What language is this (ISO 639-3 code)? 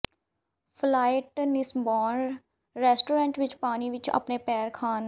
pan